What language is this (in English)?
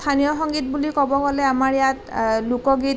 Assamese